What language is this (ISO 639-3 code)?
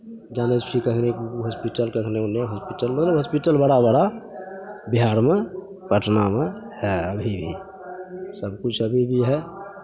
mai